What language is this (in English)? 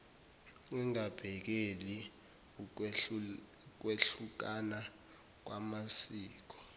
Zulu